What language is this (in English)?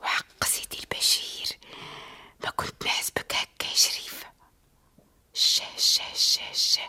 Arabic